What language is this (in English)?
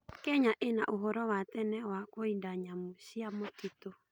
Kikuyu